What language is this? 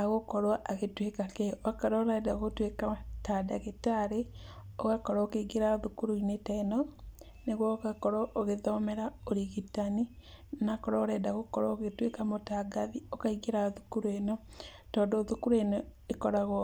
Kikuyu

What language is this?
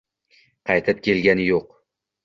Uzbek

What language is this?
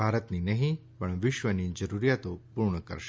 Gujarati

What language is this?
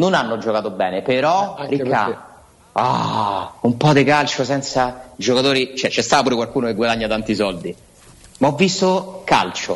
Italian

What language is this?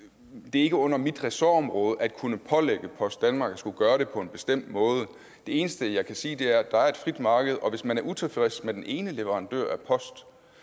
Danish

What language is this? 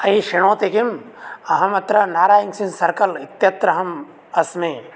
Sanskrit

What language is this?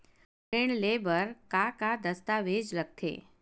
Chhattisgarhi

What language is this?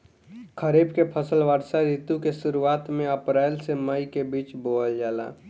Bhojpuri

